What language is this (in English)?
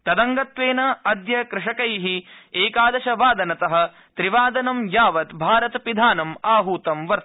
Sanskrit